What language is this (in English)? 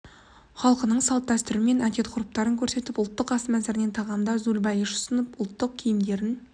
Kazakh